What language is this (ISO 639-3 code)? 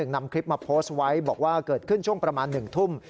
tha